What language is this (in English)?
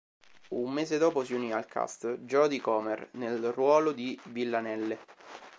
Italian